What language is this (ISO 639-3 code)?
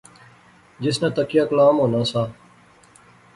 phr